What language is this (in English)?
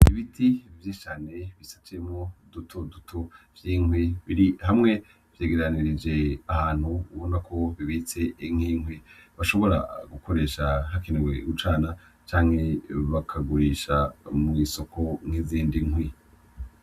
Rundi